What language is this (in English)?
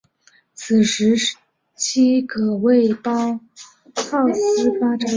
Chinese